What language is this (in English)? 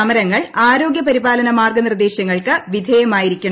Malayalam